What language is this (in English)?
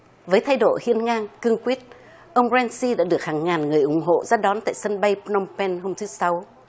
Vietnamese